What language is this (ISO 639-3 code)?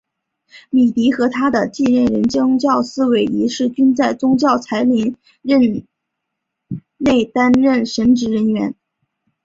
zho